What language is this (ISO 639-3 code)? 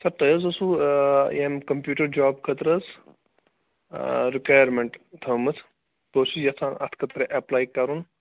kas